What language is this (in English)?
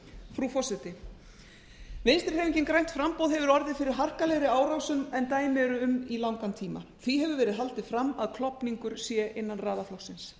Icelandic